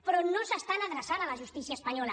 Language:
Catalan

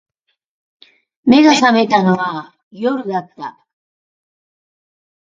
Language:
Japanese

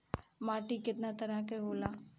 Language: Bhojpuri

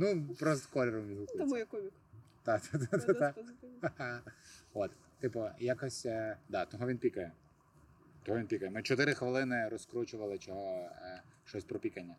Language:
Ukrainian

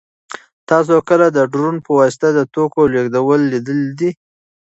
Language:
Pashto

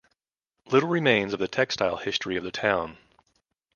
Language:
English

